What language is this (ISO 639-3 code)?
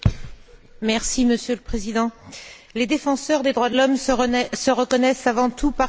fra